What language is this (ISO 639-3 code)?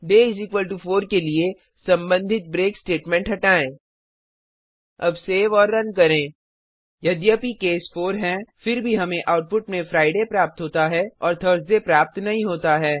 hin